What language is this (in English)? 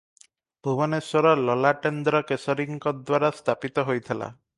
Odia